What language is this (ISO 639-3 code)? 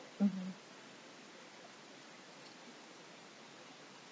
eng